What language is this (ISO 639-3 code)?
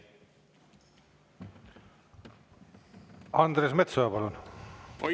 est